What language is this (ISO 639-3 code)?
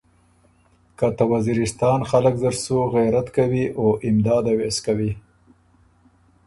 oru